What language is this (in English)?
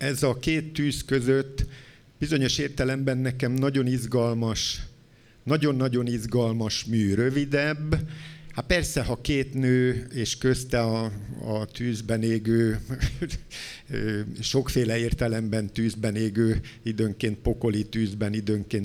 Hungarian